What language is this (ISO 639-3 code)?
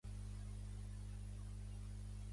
cat